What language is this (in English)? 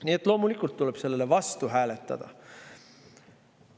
Estonian